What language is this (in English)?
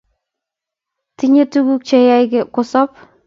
Kalenjin